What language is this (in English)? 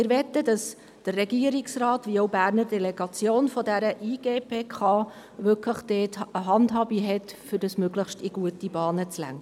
Swiss German